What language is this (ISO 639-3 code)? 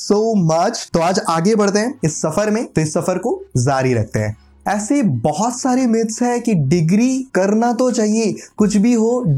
hin